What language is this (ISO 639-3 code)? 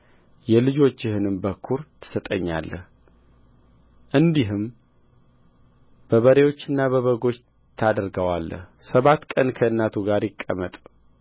amh